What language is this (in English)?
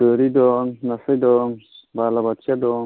Bodo